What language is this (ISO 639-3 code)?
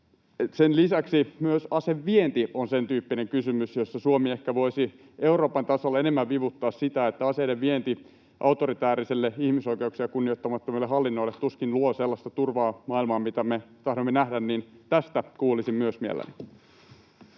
fin